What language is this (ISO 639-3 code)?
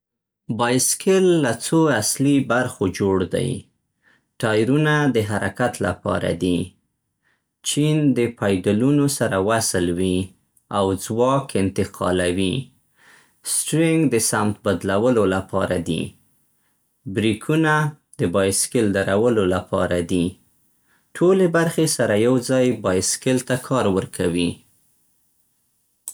pst